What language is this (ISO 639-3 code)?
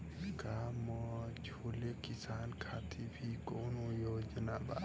bho